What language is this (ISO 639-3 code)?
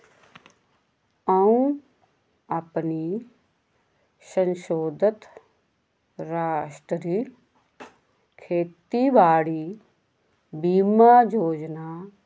doi